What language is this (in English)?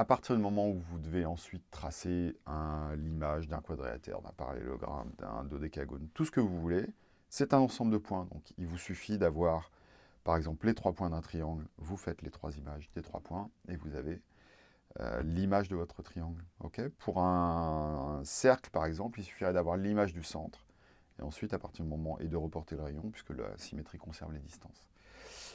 French